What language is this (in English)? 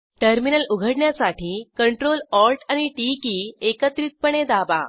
Marathi